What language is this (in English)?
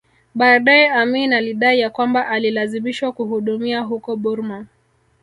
Swahili